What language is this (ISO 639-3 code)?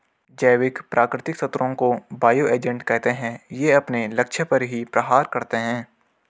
hin